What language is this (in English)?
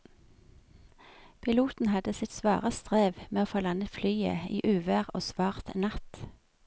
Norwegian